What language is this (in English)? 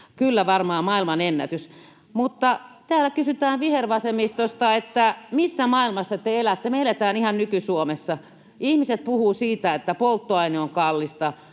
Finnish